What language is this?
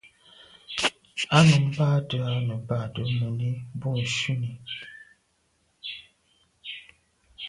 Medumba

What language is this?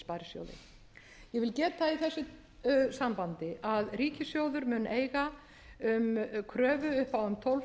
Icelandic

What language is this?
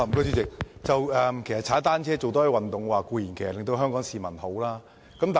Cantonese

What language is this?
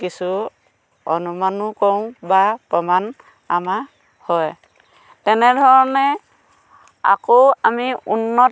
Assamese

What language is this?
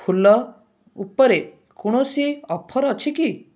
Odia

